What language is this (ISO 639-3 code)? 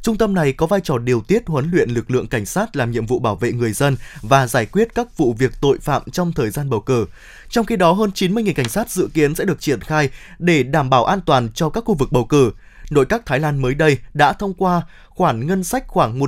vie